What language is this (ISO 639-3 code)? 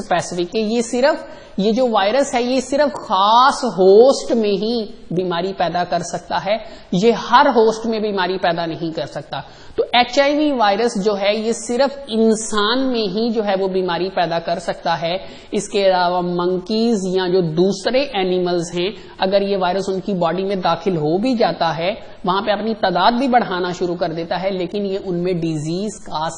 hin